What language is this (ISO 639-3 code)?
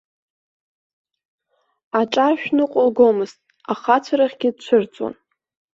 abk